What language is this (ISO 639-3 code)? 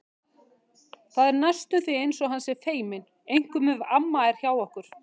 isl